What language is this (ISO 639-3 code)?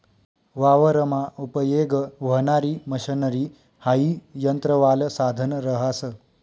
mar